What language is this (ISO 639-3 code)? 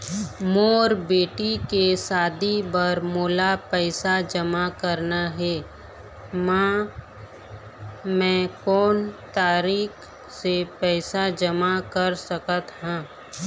hne